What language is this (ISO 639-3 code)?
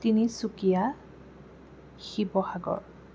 asm